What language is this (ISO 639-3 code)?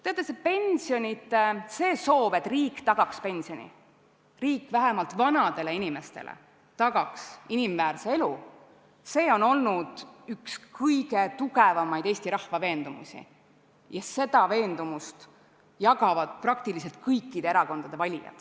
est